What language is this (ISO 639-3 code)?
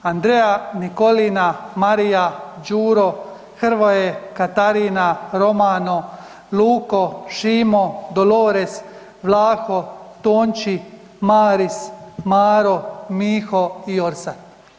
hrv